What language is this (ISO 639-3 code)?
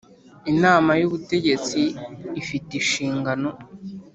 kin